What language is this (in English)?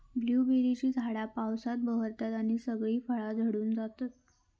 Marathi